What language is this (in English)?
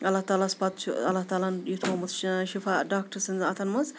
Kashmiri